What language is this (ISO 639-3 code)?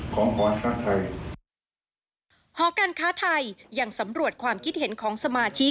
tha